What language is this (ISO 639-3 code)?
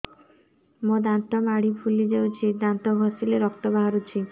ori